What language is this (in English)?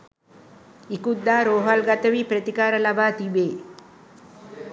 Sinhala